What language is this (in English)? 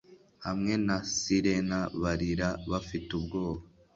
Kinyarwanda